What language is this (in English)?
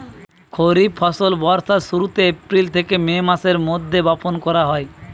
Bangla